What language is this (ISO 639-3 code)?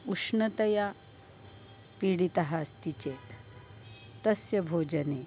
san